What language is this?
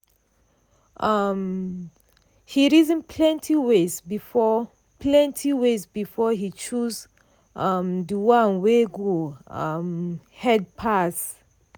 Nigerian Pidgin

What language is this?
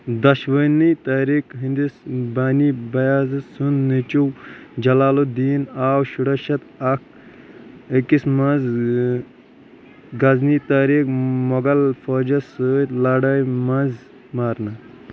Kashmiri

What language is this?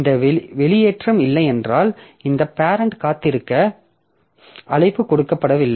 Tamil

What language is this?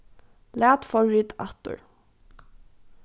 Faroese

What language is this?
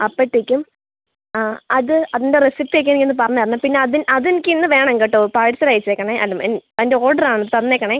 Malayalam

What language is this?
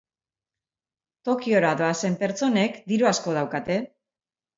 Basque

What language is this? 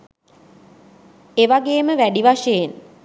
Sinhala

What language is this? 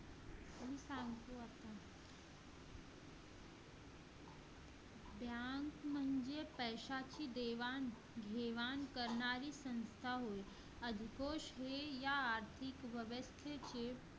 Marathi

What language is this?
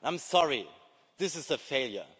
English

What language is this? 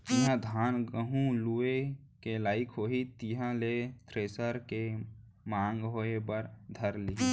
Chhattisgarhi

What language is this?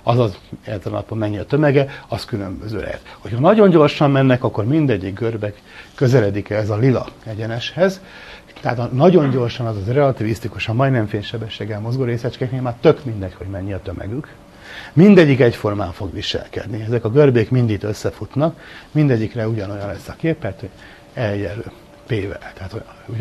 Hungarian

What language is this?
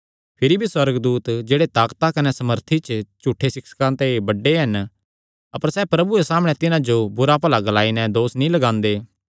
Kangri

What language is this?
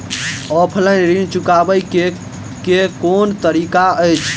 Maithili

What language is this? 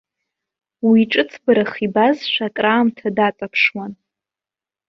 Abkhazian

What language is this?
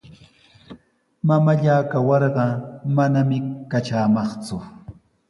Sihuas Ancash Quechua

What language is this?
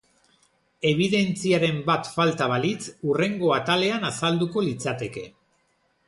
Basque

